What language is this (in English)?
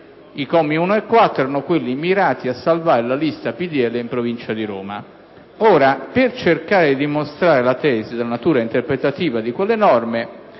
Italian